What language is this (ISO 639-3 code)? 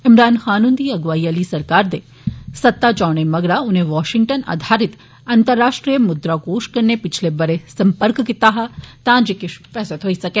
doi